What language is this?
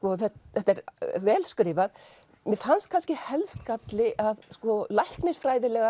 Icelandic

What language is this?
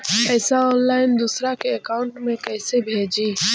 Magahi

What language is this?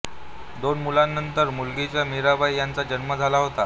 Marathi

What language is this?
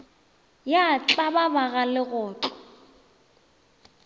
Northern Sotho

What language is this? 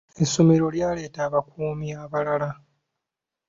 Ganda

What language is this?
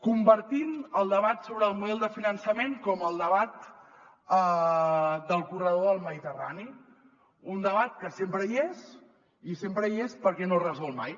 Catalan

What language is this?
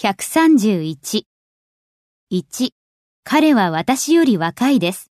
Japanese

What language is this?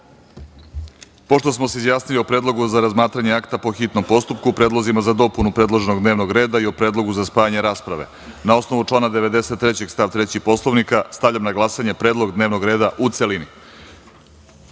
Serbian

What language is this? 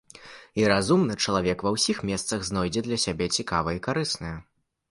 Belarusian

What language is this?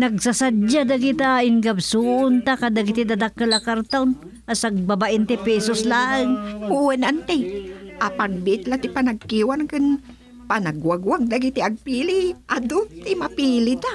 Filipino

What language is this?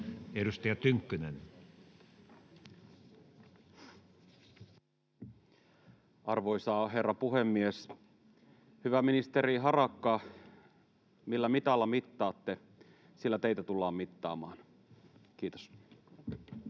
Finnish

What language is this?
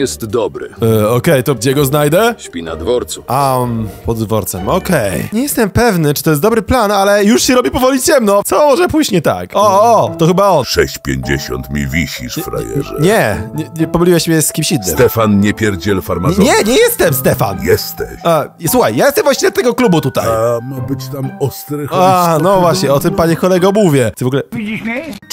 Polish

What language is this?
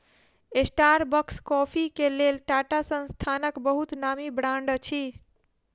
Maithili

